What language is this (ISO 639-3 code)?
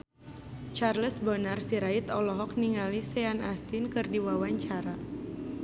sun